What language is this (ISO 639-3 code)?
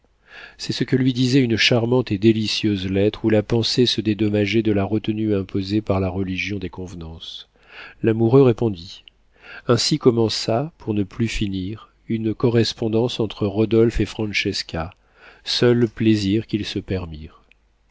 fra